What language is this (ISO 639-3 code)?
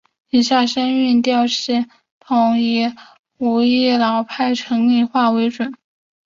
zho